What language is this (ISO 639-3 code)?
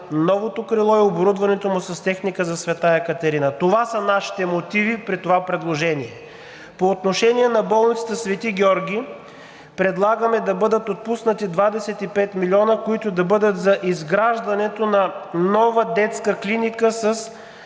bul